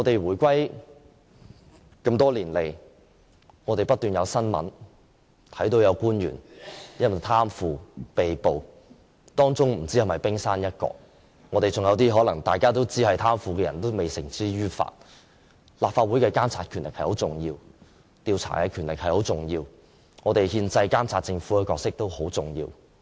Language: Cantonese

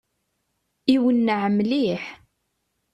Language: Kabyle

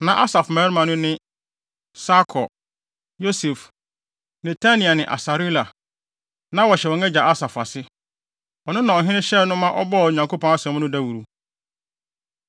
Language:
Akan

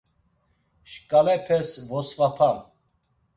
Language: Laz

